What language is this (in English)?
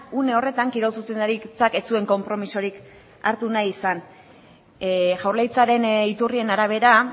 Basque